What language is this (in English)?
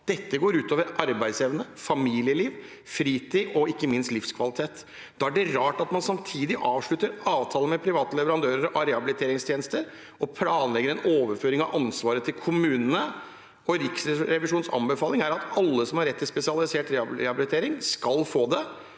Norwegian